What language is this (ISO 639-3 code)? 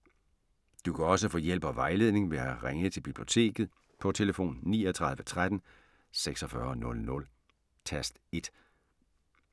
dan